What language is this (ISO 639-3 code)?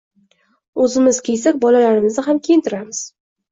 uzb